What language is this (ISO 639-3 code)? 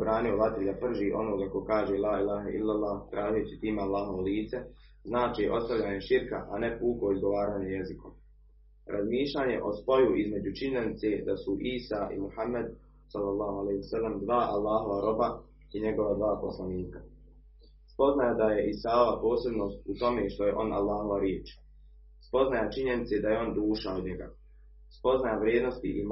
hrv